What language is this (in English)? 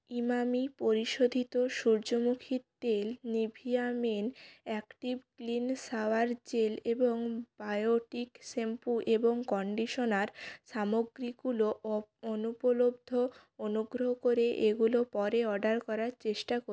Bangla